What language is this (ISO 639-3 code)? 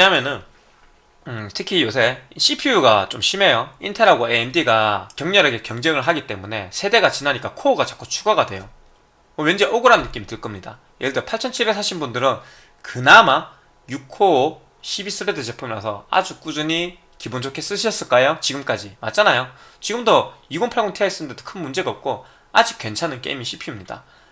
kor